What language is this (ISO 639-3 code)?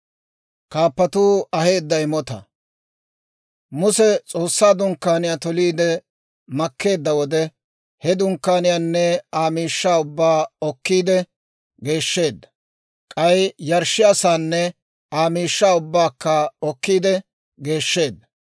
dwr